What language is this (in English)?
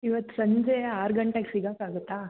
Kannada